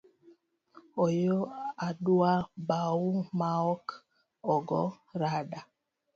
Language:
Luo (Kenya and Tanzania)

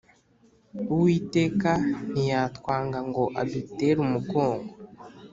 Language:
Kinyarwanda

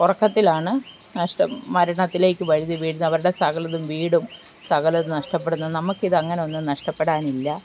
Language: Malayalam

